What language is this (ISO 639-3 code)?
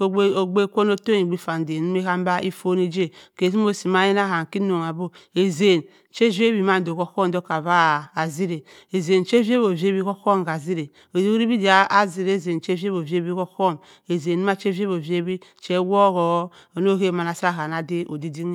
mfn